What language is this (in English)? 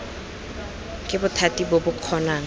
Tswana